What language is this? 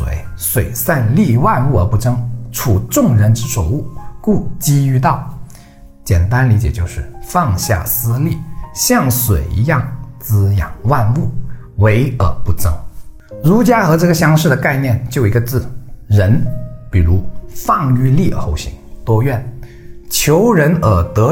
Chinese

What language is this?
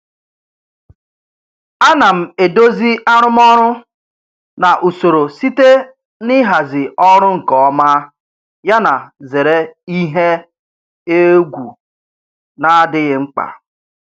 Igbo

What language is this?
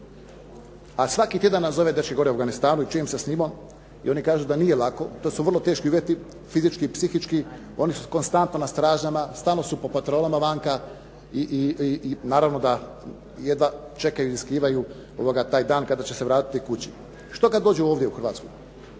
Croatian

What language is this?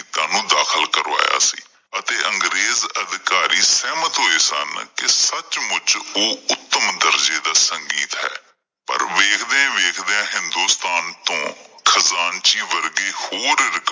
Punjabi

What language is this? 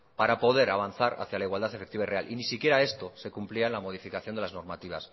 Spanish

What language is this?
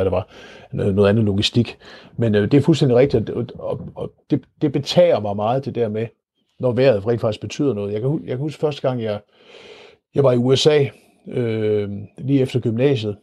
Danish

